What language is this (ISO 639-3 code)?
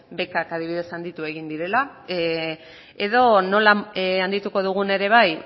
eus